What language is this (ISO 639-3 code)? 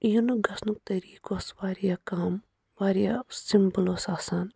kas